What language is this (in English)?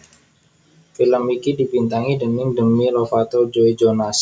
Javanese